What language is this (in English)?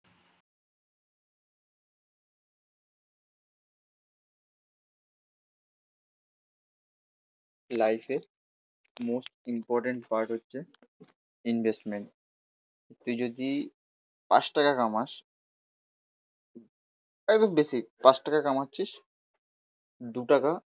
Bangla